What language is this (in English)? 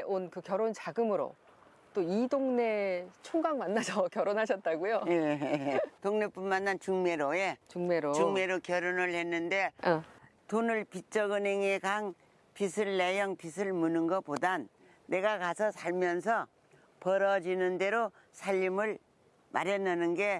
Korean